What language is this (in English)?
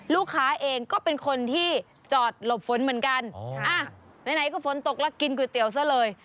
Thai